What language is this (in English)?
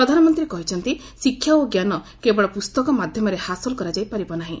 Odia